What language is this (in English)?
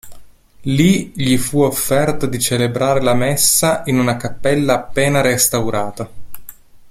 Italian